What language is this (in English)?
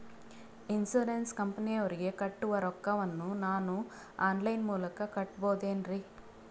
Kannada